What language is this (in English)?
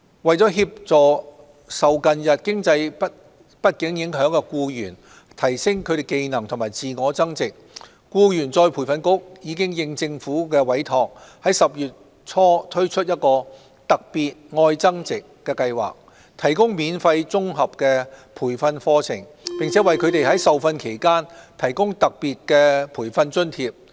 Cantonese